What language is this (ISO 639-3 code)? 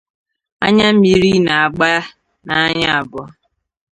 ibo